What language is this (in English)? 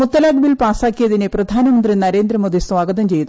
Malayalam